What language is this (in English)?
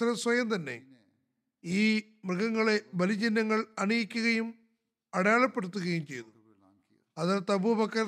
Malayalam